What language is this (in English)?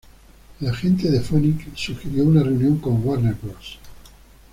Spanish